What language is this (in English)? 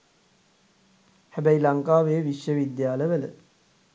Sinhala